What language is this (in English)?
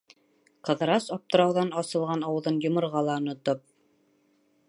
Bashkir